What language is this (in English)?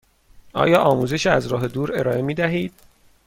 Persian